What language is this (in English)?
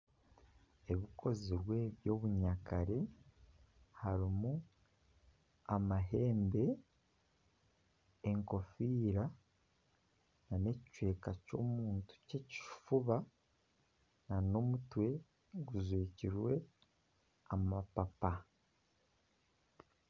Nyankole